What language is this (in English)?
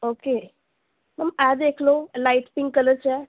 Punjabi